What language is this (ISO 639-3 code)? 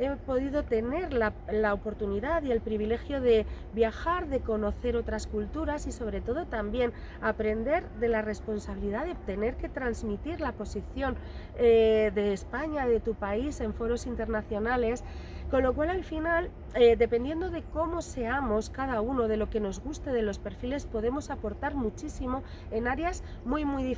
spa